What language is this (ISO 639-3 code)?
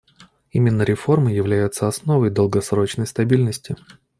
rus